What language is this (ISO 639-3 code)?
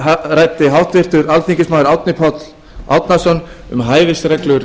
isl